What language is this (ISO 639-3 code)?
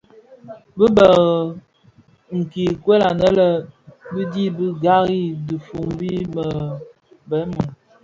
ksf